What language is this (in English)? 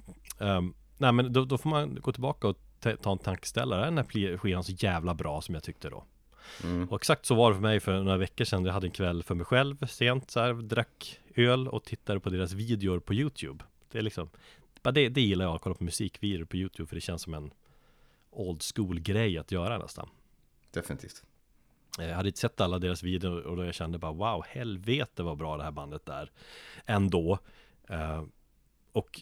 Swedish